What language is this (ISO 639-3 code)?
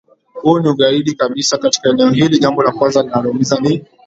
swa